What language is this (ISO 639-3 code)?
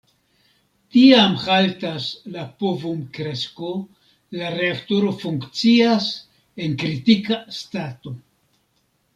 epo